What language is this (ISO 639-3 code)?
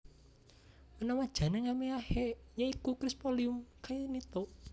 jav